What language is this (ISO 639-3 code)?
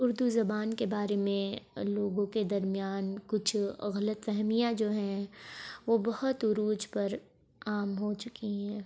urd